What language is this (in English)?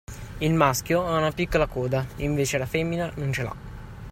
Italian